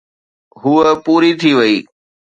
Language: Sindhi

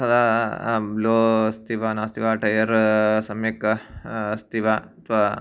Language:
Sanskrit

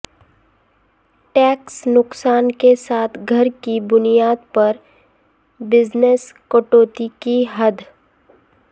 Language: Urdu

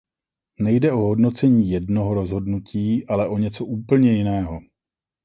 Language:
Czech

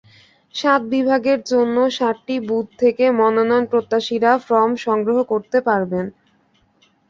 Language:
Bangla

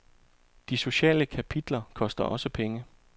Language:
Danish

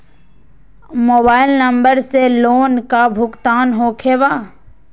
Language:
Magahi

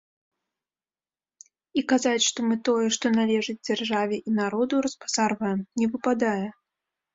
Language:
Belarusian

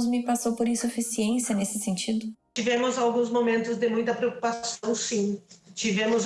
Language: Portuguese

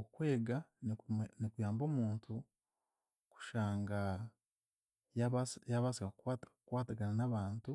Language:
Chiga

